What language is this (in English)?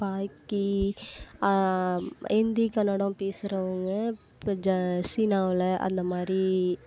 Tamil